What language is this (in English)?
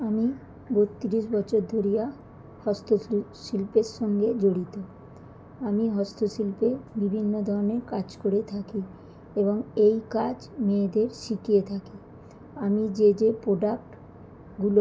Bangla